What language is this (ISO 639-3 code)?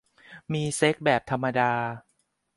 tha